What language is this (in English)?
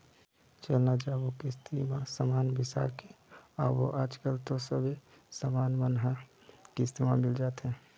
Chhattisgarhi